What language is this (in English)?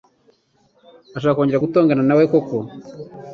Kinyarwanda